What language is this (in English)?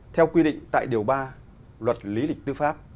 Vietnamese